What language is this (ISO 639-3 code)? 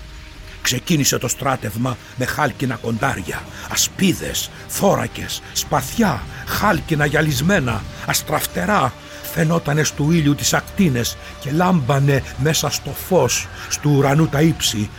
ell